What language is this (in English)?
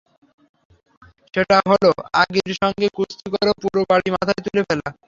Bangla